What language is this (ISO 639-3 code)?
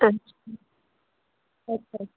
doi